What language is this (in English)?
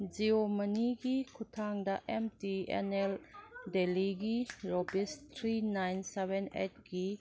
Manipuri